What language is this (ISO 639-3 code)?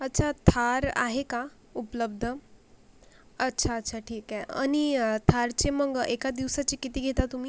mar